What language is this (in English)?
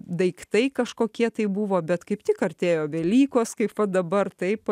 Lithuanian